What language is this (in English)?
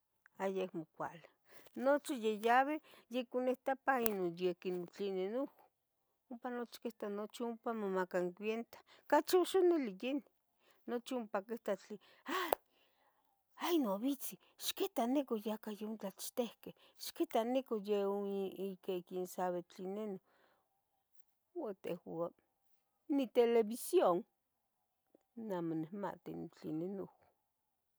Tetelcingo Nahuatl